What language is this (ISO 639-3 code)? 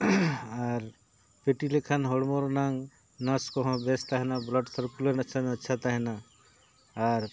sat